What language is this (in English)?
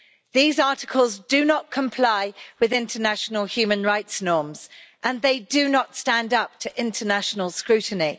English